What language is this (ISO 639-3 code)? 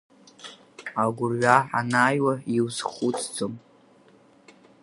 abk